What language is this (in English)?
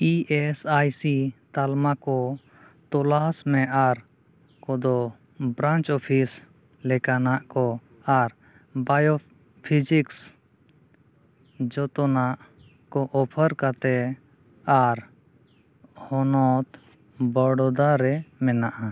Santali